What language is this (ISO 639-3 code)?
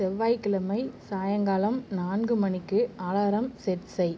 tam